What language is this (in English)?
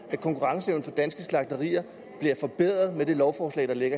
Danish